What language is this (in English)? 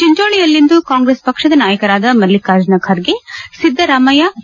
Kannada